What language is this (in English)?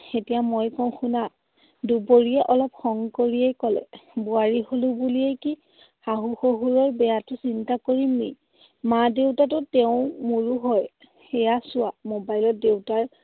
Assamese